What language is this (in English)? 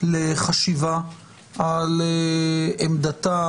Hebrew